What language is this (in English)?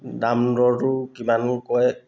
Assamese